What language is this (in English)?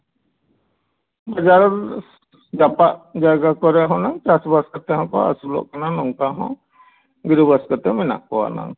Santali